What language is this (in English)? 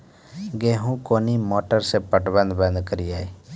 Maithili